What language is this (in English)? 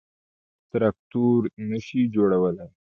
Pashto